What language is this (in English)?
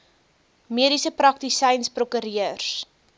Afrikaans